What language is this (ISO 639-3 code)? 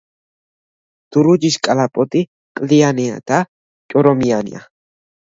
kat